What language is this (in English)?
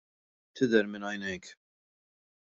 Maltese